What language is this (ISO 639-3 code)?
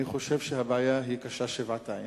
heb